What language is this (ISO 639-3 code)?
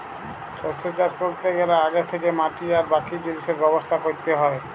ben